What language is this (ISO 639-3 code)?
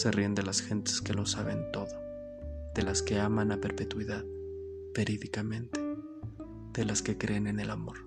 spa